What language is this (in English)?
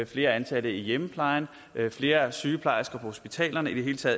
Danish